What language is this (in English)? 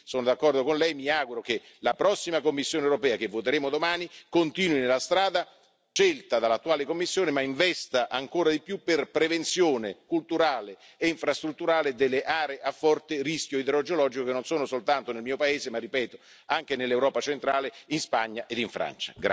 Italian